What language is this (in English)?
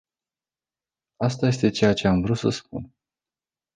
Romanian